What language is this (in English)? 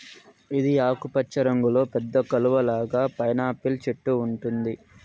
Telugu